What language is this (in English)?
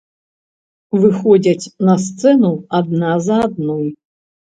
Belarusian